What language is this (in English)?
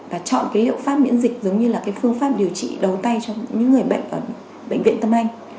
Vietnamese